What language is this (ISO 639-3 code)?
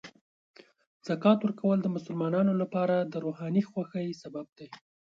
pus